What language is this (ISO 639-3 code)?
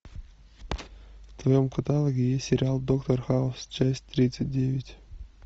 rus